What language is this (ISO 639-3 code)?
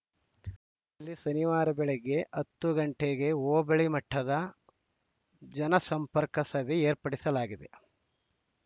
kan